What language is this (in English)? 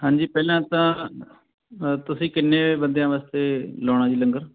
Punjabi